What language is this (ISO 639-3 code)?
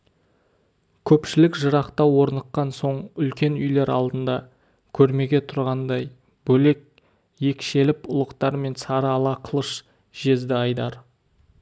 kaz